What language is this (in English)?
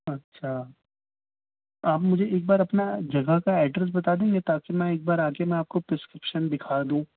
Urdu